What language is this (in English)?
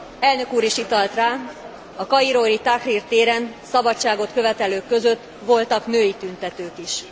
Hungarian